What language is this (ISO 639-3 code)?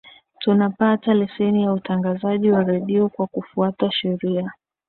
swa